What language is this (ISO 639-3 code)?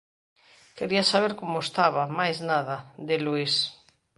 glg